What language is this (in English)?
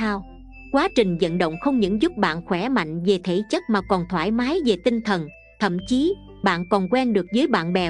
Vietnamese